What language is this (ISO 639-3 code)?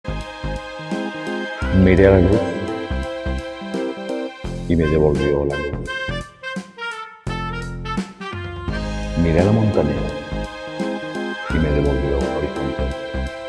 spa